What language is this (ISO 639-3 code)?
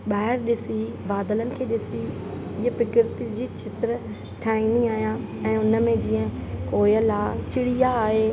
snd